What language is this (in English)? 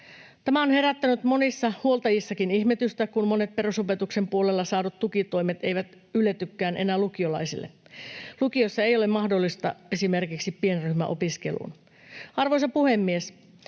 Finnish